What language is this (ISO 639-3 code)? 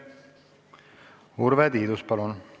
est